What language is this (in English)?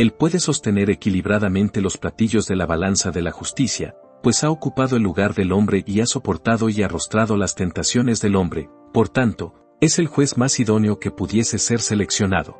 Spanish